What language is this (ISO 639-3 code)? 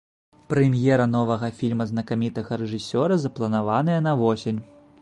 bel